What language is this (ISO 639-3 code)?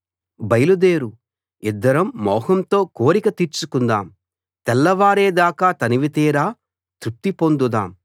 tel